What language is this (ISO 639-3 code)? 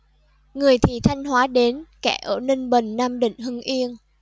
vie